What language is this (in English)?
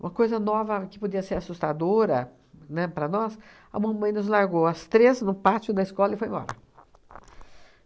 Portuguese